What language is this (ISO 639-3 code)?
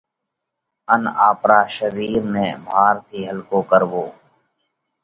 kvx